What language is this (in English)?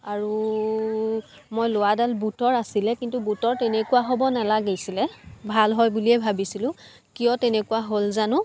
Assamese